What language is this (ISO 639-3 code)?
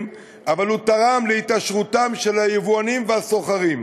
heb